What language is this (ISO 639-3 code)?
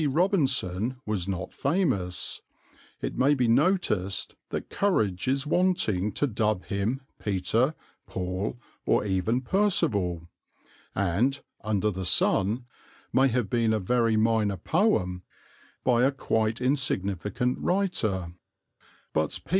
eng